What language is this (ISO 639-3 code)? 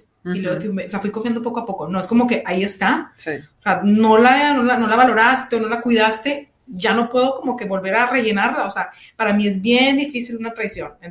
spa